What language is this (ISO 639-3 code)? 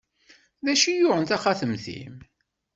kab